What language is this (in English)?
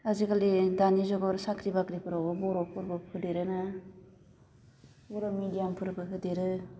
Bodo